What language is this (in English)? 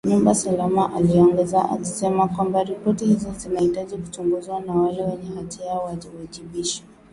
Swahili